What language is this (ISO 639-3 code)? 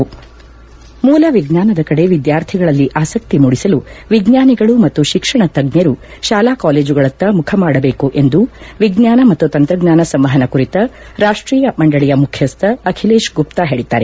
kan